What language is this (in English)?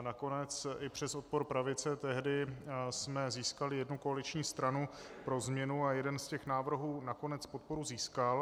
Czech